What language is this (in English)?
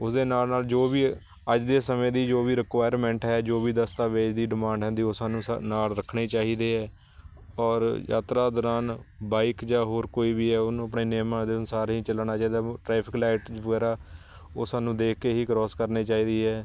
Punjabi